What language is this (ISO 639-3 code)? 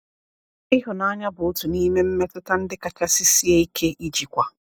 ibo